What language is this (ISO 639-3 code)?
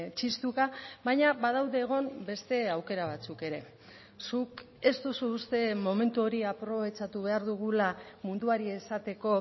eus